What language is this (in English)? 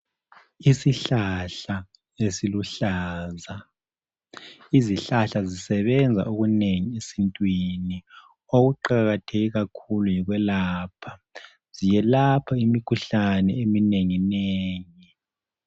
North Ndebele